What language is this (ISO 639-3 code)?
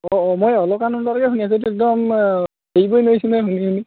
asm